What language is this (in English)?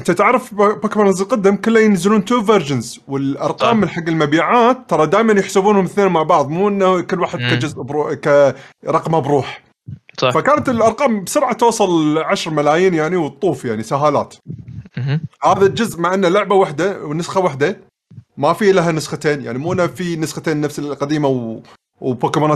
Arabic